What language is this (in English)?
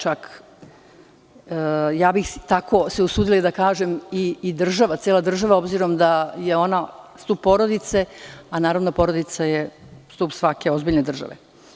Serbian